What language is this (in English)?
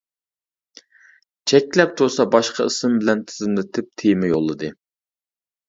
Uyghur